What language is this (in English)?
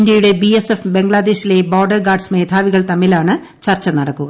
Malayalam